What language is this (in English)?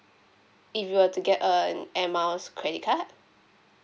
English